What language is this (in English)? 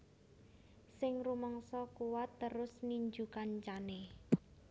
Javanese